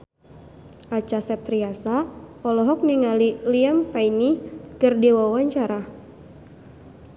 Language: Sundanese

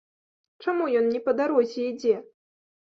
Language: Belarusian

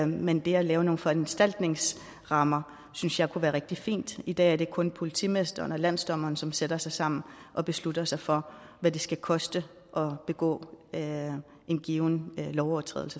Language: Danish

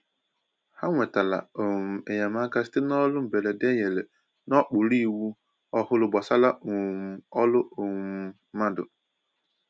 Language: Igbo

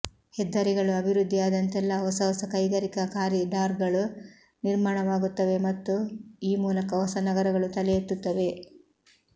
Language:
Kannada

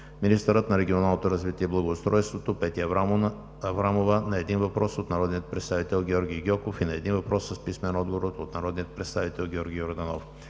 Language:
Bulgarian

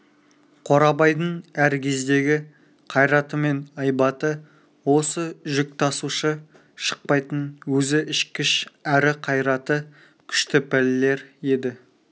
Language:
Kazakh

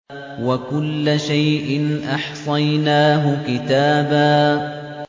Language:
Arabic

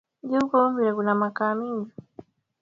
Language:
Swahili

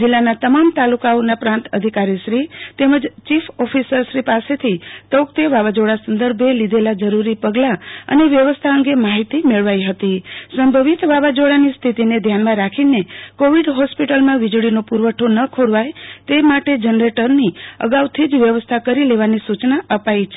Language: Gujarati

